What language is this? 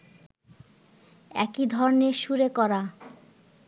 Bangla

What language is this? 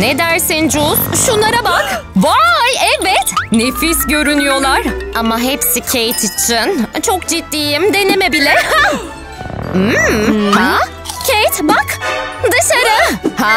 Turkish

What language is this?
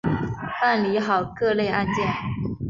Chinese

